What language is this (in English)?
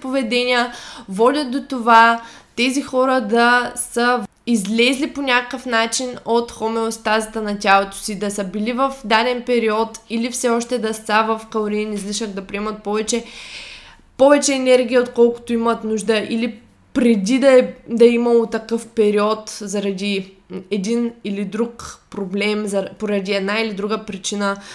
Bulgarian